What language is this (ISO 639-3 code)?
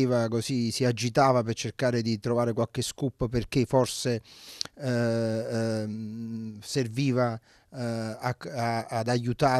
ita